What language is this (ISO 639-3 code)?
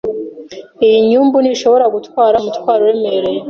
kin